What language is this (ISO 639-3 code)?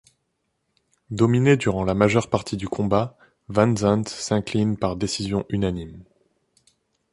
fra